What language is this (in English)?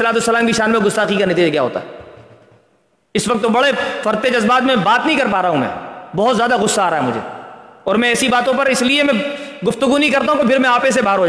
Urdu